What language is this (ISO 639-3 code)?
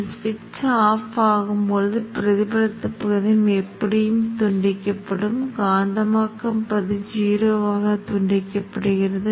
tam